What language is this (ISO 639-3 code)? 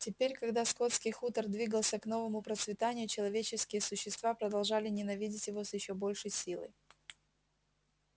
rus